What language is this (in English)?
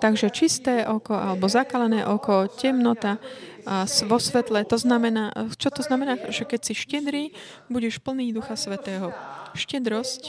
Slovak